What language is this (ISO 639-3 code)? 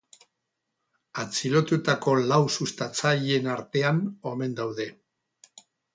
eus